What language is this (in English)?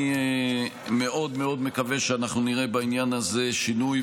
Hebrew